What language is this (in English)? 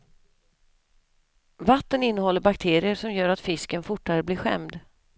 Swedish